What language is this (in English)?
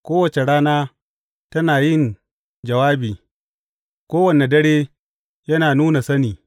Hausa